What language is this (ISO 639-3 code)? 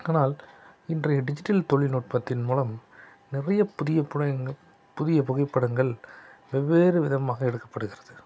tam